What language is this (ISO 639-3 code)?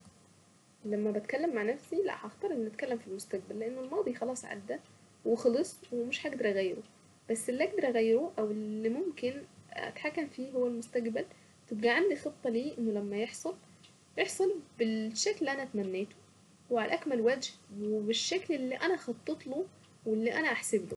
aec